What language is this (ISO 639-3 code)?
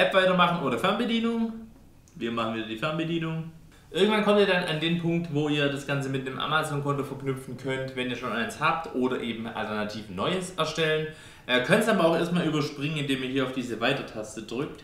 deu